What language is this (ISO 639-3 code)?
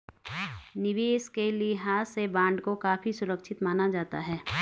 hin